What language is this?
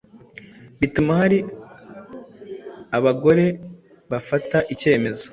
Kinyarwanda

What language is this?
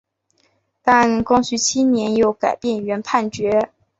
Chinese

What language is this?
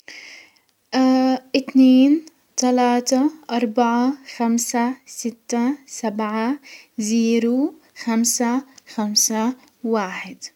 Hijazi Arabic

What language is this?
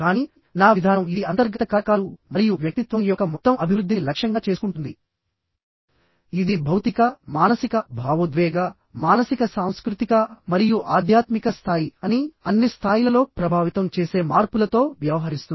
Telugu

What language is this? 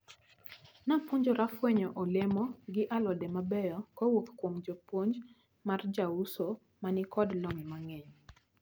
Luo (Kenya and Tanzania)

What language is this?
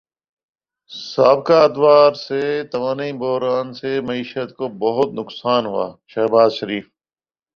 Urdu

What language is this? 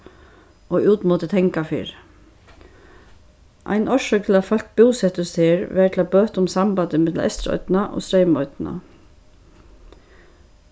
Faroese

